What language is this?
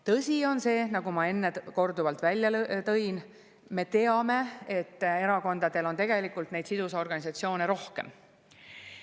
Estonian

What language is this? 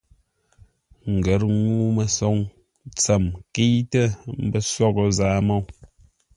Ngombale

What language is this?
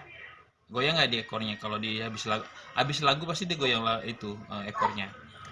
Indonesian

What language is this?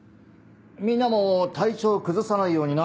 Japanese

